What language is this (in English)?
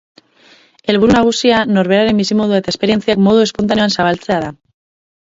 Basque